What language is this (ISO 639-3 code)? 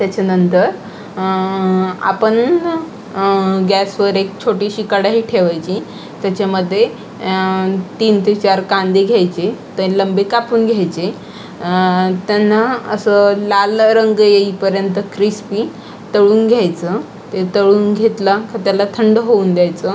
mar